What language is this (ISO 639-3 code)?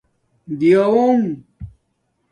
dmk